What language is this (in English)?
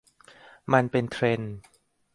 Thai